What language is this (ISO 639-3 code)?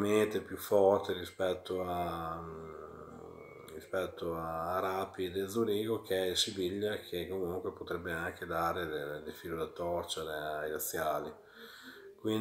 ita